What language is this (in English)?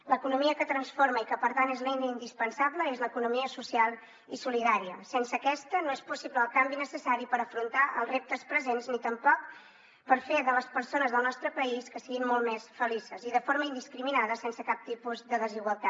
Catalan